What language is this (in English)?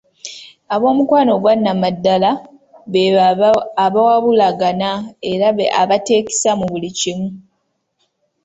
Ganda